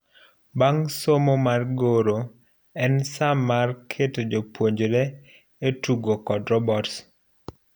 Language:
Luo (Kenya and Tanzania)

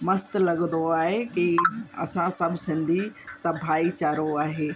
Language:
Sindhi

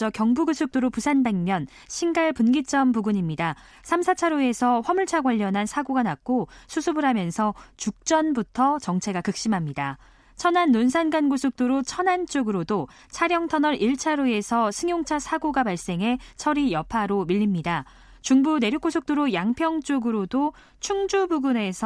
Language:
Korean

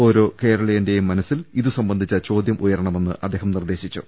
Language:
Malayalam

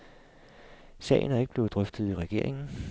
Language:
Danish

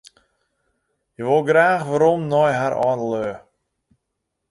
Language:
Western Frisian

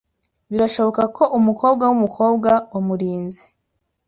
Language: Kinyarwanda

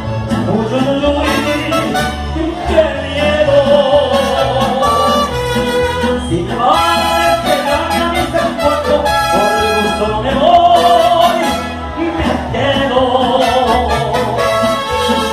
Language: Arabic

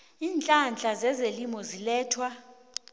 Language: South Ndebele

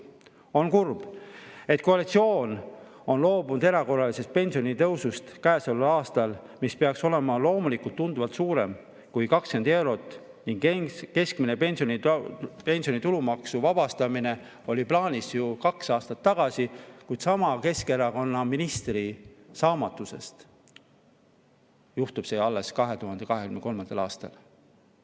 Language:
Estonian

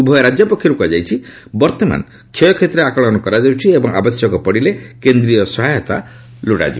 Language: Odia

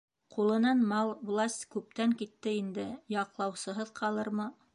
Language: Bashkir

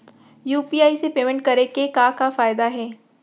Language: Chhattisgarhi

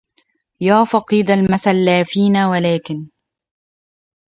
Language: Arabic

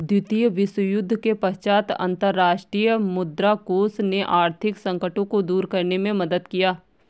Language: Hindi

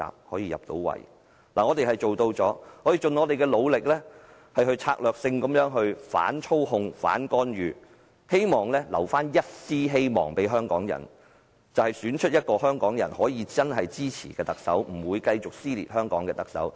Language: Cantonese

